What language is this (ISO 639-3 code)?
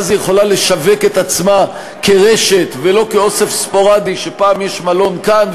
heb